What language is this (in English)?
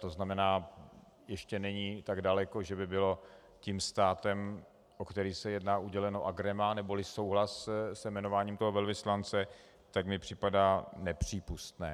Czech